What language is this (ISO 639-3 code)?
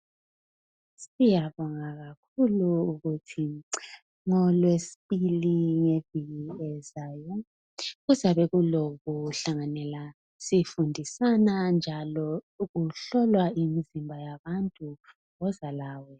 nde